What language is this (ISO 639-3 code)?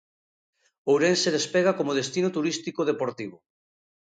glg